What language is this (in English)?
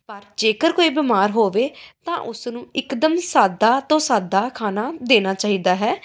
Punjabi